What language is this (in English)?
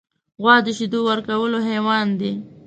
Pashto